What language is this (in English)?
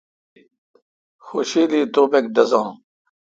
Kalkoti